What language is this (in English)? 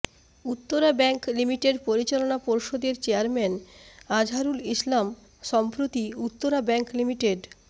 Bangla